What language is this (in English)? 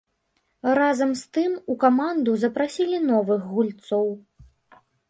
Belarusian